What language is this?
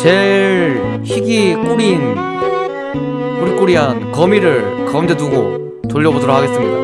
Korean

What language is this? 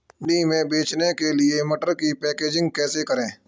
Hindi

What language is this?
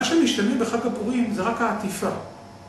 Hebrew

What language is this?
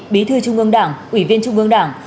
Vietnamese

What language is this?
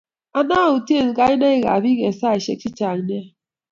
Kalenjin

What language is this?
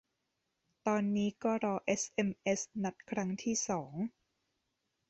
Thai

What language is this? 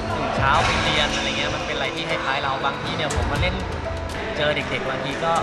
Thai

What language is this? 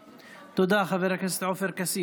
Hebrew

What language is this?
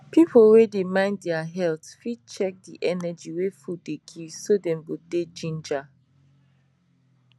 Nigerian Pidgin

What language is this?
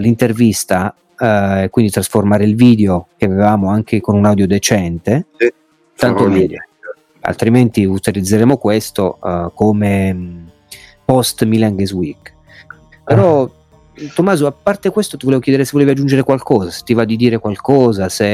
Italian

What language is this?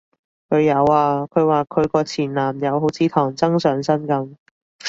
Cantonese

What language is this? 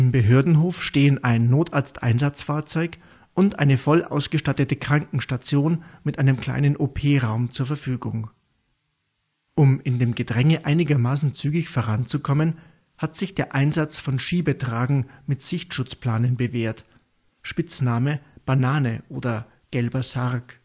German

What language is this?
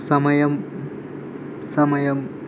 Telugu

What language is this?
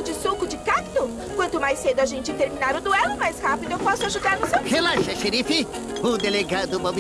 Portuguese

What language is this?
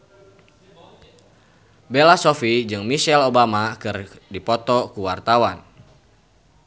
Sundanese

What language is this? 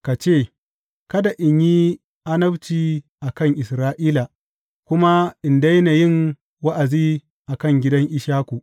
Hausa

